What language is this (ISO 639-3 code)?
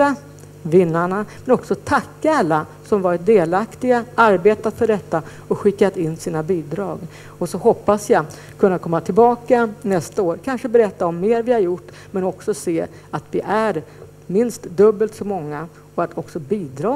swe